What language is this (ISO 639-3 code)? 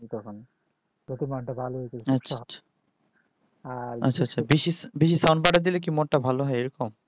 ben